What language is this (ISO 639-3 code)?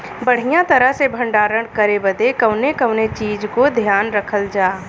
bho